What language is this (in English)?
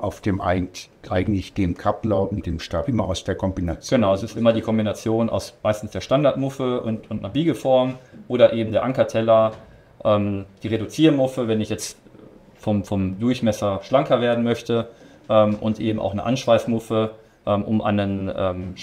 German